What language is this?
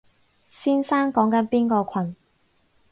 Cantonese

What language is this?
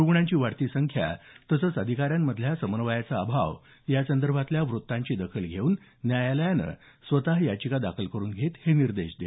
Marathi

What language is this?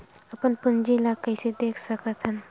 Chhattisgarhi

